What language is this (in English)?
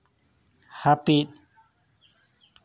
Santali